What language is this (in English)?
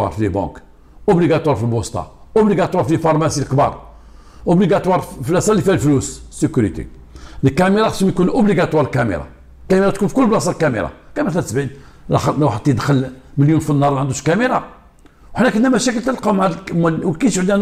Arabic